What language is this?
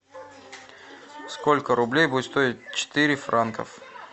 Russian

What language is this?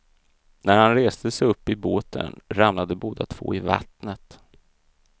Swedish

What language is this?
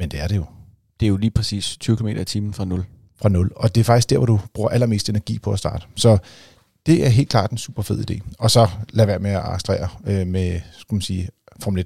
Danish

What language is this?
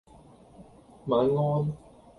Cantonese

